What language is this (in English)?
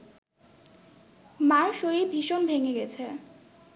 Bangla